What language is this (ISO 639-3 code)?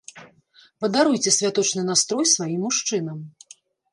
bel